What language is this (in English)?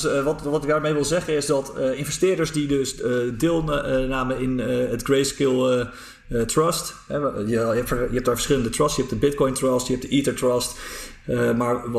Dutch